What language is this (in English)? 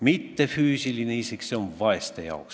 Estonian